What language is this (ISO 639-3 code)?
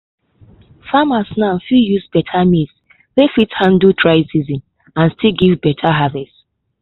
pcm